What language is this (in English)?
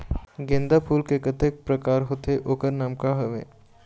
Chhattisgarhi